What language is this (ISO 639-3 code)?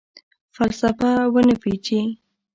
pus